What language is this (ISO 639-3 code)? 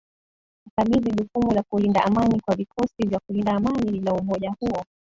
swa